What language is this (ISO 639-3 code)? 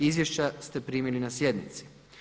hrv